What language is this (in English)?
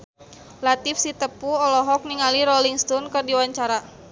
Sundanese